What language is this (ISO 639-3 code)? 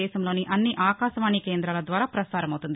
tel